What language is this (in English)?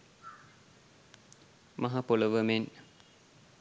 Sinhala